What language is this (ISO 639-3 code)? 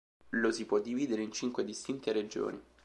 ita